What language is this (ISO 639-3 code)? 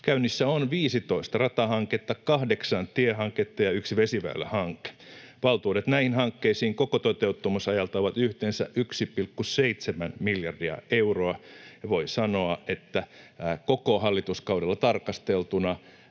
fin